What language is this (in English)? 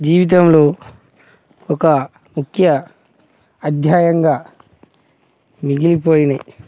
Telugu